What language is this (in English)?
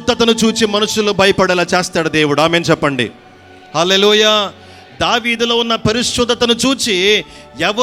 Telugu